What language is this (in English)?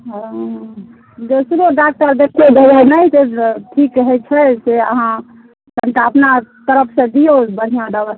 Maithili